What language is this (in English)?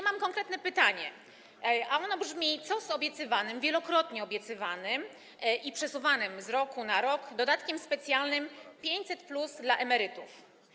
Polish